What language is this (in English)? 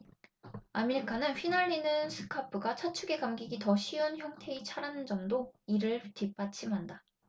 Korean